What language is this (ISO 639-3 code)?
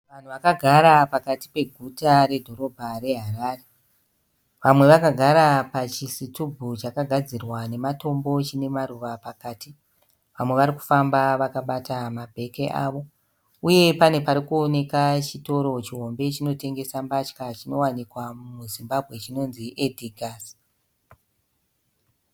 sna